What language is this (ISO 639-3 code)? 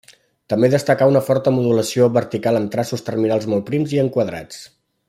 cat